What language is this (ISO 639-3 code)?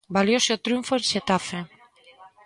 glg